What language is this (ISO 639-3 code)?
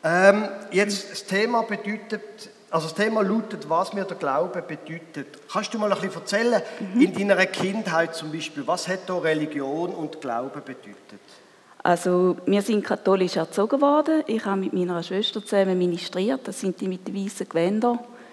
deu